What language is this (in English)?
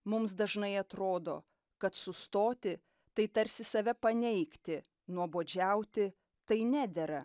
Lithuanian